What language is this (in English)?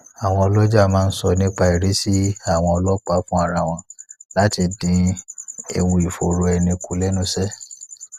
Yoruba